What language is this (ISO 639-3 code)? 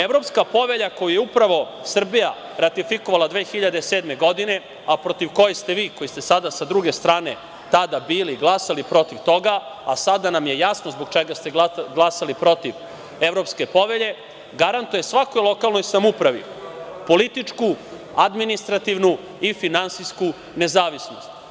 srp